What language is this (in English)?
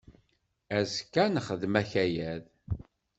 Kabyle